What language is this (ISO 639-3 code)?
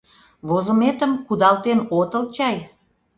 chm